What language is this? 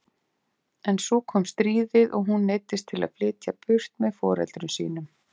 Icelandic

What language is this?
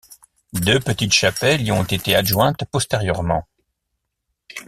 French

